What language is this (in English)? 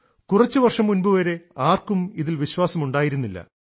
Malayalam